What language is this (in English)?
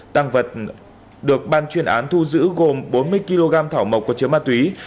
Vietnamese